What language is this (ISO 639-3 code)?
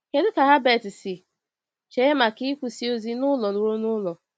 ibo